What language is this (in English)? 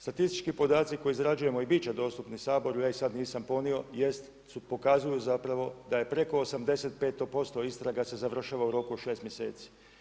Croatian